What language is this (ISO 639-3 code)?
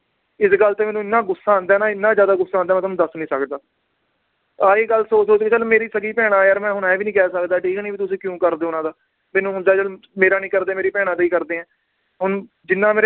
pan